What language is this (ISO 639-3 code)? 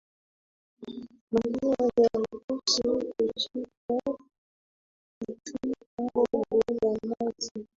swa